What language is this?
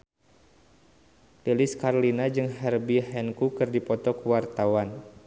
Sundanese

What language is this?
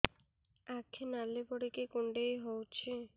Odia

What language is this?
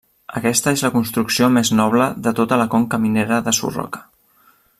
Catalan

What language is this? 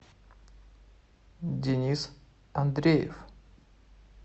Russian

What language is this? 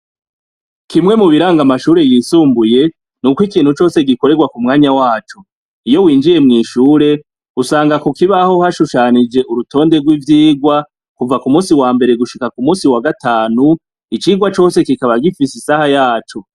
Rundi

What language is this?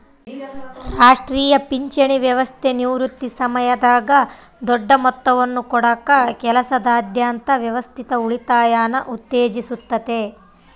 Kannada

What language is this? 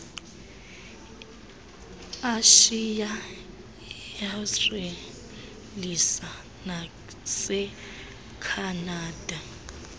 Xhosa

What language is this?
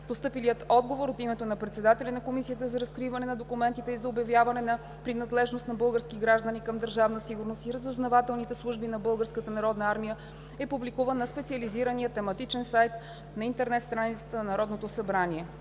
Bulgarian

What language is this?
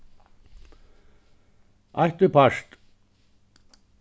Faroese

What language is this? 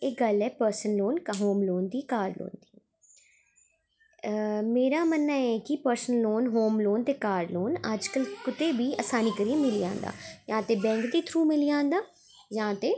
Dogri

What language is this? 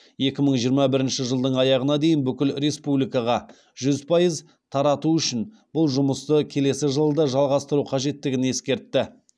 Kazakh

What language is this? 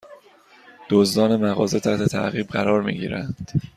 Persian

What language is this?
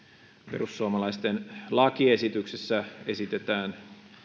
Finnish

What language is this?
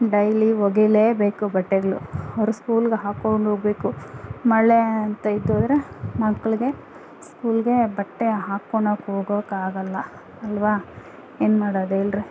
Kannada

